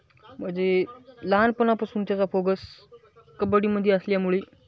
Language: Marathi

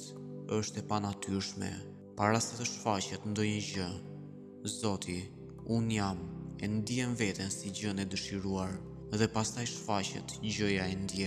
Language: Romanian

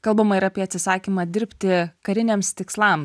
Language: Lithuanian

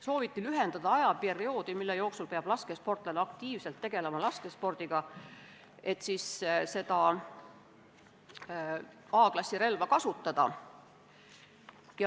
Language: Estonian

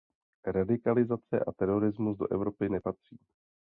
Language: Czech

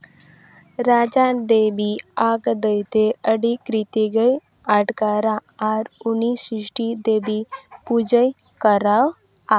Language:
Santali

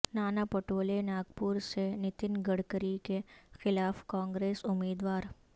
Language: Urdu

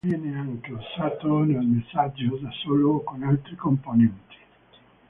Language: Italian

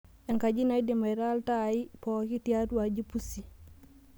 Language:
Masai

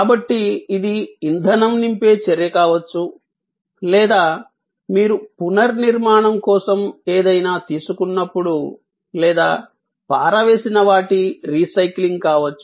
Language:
Telugu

